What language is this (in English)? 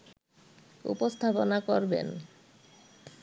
Bangla